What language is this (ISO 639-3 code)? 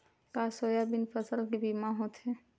hne